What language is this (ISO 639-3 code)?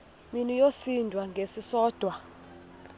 xho